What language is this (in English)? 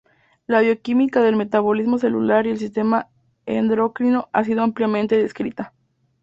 Spanish